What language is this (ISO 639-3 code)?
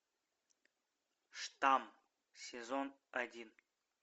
rus